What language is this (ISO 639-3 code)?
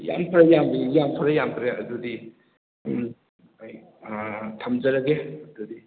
mni